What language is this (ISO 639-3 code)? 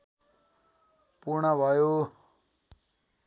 nep